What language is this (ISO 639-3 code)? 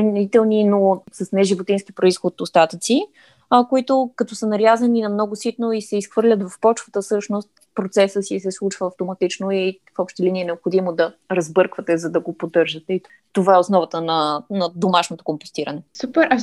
bul